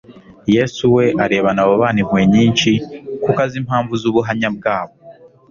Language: Kinyarwanda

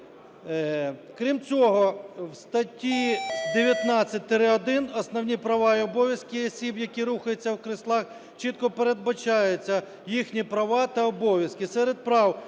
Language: Ukrainian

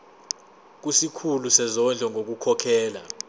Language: Zulu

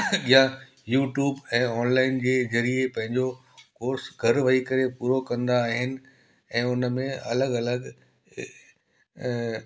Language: Sindhi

